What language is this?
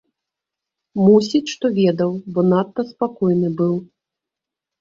Belarusian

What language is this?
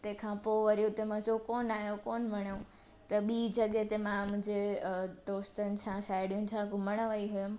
Sindhi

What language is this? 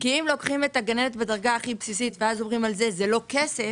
Hebrew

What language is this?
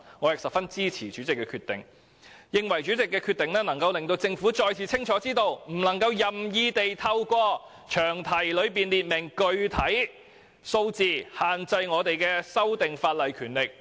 Cantonese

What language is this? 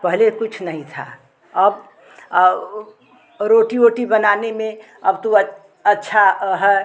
Hindi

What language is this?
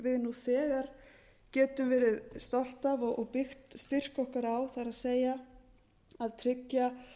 Icelandic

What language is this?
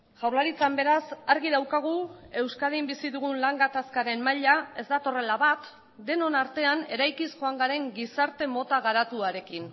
Basque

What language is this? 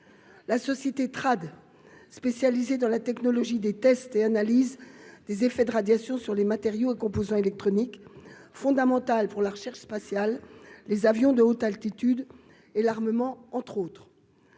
French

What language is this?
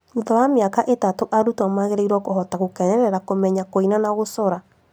Kikuyu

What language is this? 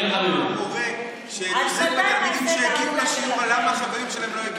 Hebrew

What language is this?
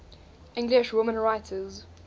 English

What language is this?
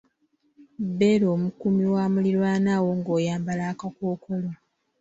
Ganda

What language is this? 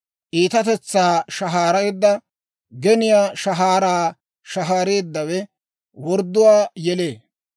Dawro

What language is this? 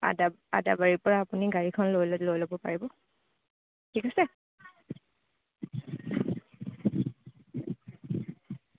Assamese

